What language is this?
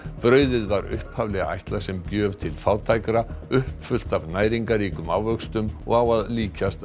Icelandic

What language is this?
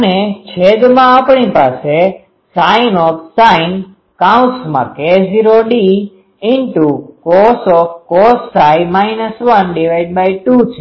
Gujarati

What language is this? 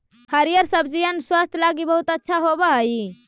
Magahi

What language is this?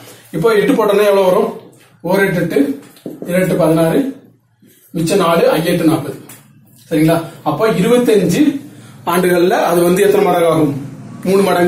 Romanian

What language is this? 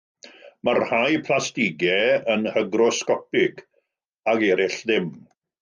Welsh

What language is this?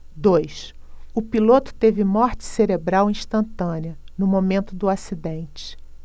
Portuguese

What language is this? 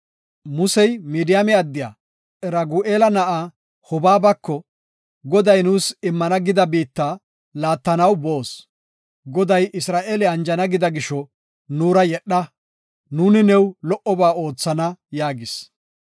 Gofa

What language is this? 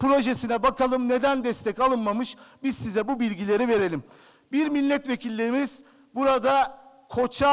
Turkish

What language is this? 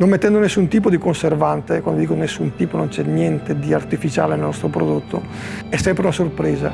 Italian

